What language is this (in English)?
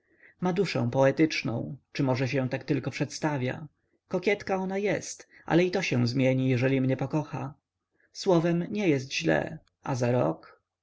Polish